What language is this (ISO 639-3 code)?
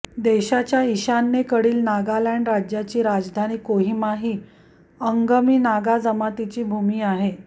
mar